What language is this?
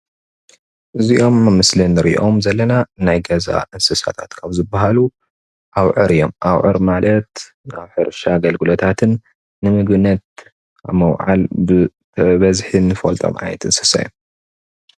Tigrinya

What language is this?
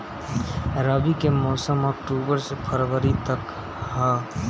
Bhojpuri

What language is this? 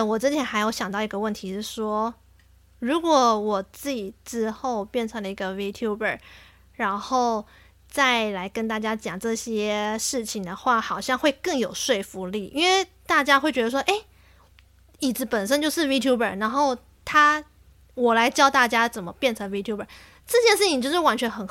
Chinese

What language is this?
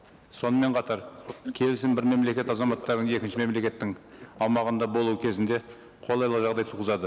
Kazakh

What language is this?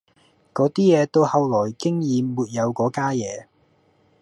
Cantonese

